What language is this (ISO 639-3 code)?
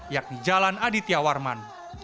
ind